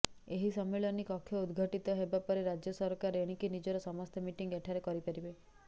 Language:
Odia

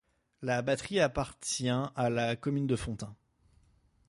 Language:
French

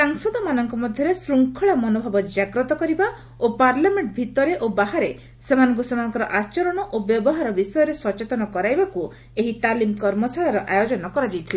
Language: Odia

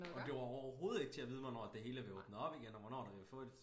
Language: Danish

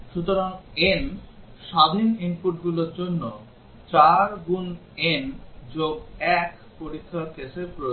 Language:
Bangla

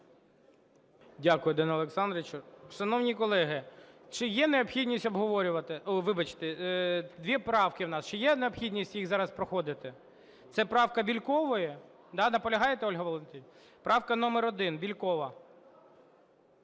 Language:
Ukrainian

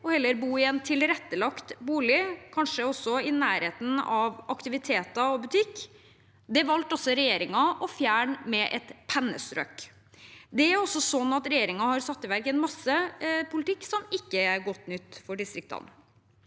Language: Norwegian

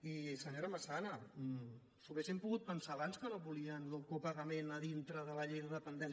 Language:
Catalan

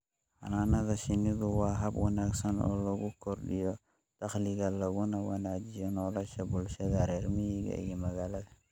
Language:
Somali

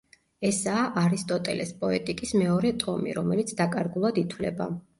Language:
Georgian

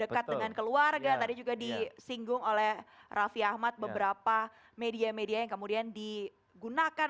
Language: Indonesian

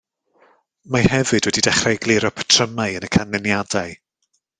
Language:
Welsh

